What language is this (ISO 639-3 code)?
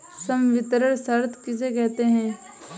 hin